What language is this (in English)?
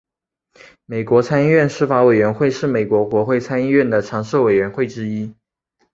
Chinese